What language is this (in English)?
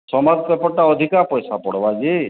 Odia